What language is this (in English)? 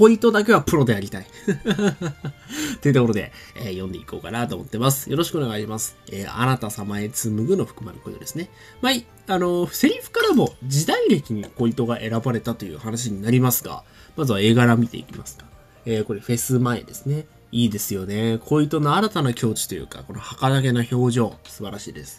Japanese